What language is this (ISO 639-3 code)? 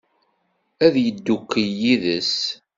kab